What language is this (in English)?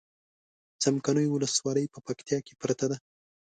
Pashto